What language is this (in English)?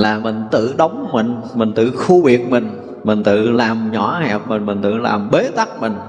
Vietnamese